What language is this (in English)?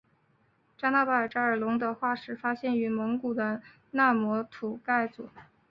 Chinese